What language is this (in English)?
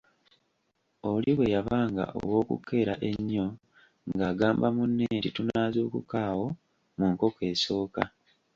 Ganda